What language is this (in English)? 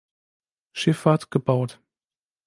German